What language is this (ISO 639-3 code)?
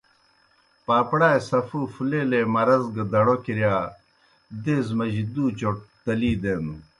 plk